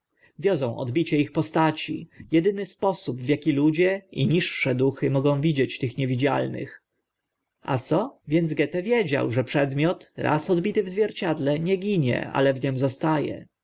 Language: Polish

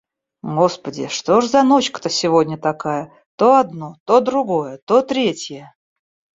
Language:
Russian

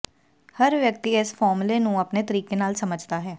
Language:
Punjabi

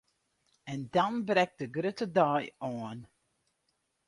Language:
Western Frisian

